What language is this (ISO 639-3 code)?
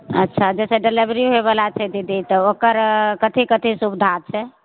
mai